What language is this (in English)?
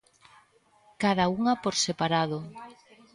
Galician